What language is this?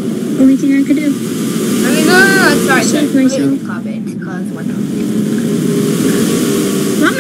English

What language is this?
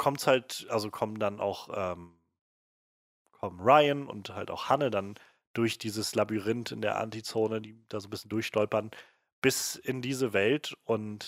German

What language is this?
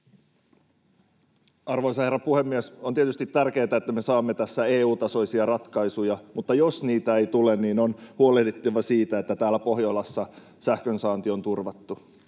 Finnish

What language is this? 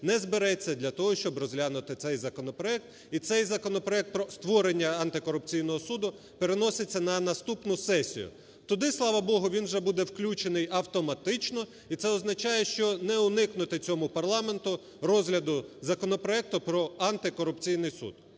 Ukrainian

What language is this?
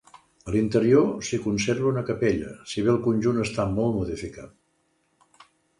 Catalan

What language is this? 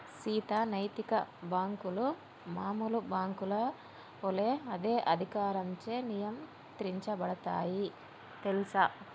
Telugu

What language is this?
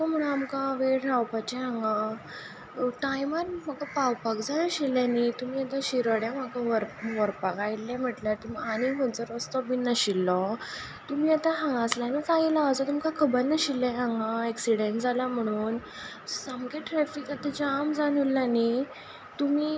Konkani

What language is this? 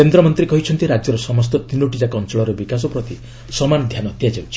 Odia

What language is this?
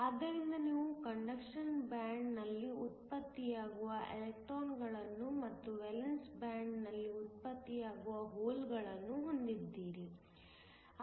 Kannada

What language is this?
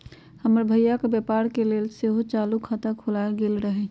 Magahi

